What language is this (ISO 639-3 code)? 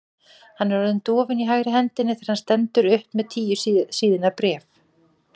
isl